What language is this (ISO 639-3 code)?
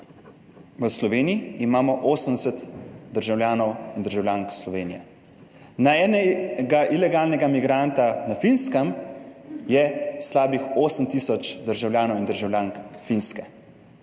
slv